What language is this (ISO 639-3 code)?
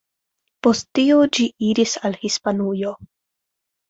epo